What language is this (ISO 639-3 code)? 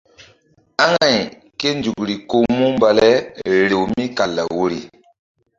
mdd